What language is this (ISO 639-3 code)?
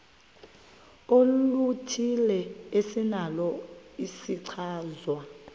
xho